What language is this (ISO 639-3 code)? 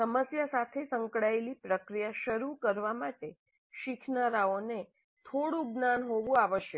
guj